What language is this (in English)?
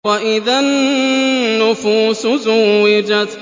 Arabic